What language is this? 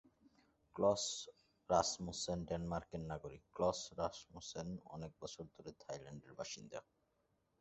Bangla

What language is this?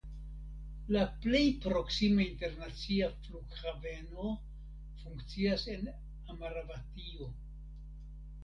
Esperanto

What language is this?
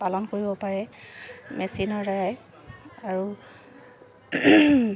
Assamese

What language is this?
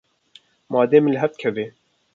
Kurdish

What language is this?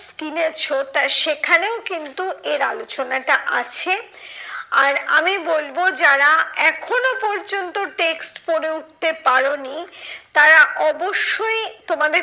Bangla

